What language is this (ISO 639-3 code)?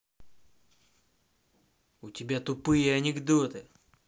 rus